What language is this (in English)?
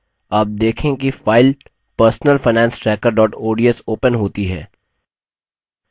Hindi